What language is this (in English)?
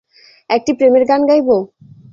Bangla